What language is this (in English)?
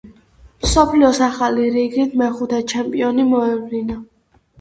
Georgian